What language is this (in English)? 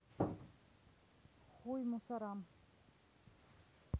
Russian